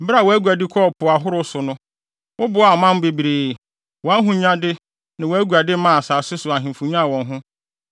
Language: Akan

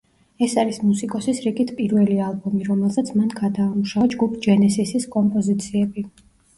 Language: Georgian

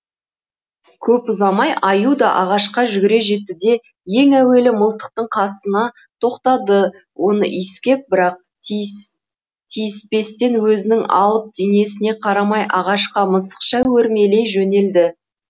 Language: Kazakh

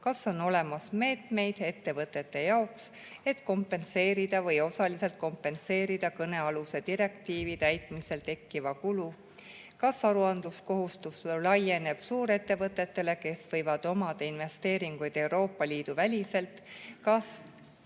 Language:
Estonian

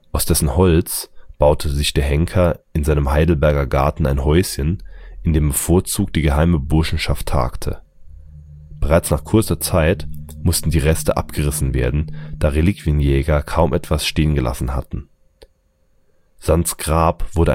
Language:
German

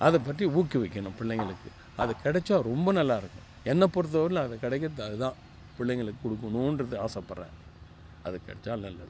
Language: Tamil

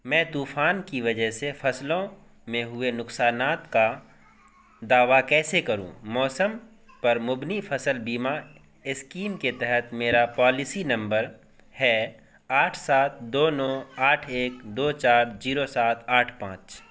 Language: Urdu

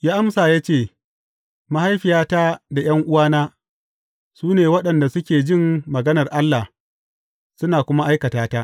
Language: Hausa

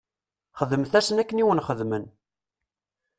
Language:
Kabyle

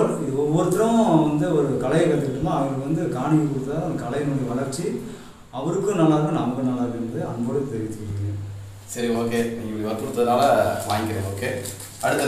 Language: Korean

